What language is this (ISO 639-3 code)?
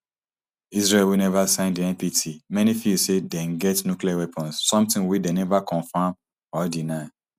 pcm